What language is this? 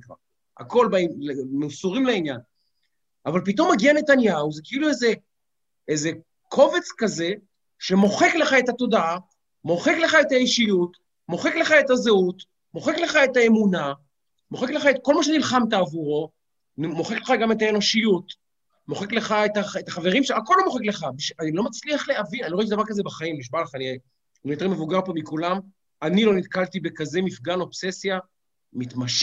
Hebrew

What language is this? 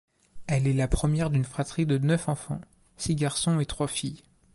French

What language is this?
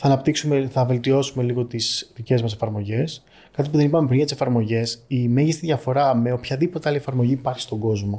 Greek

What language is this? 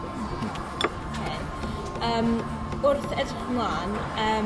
Welsh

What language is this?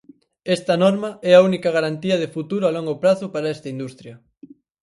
Galician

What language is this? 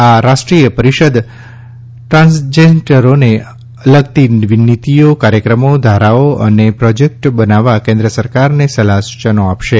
Gujarati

